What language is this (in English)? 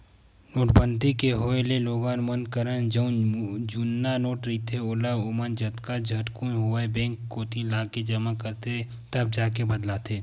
Chhattisgarhi